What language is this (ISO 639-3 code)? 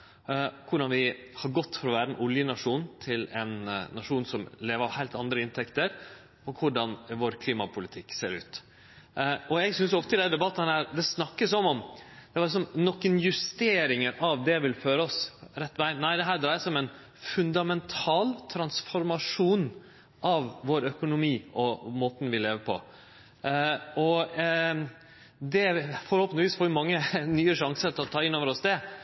nno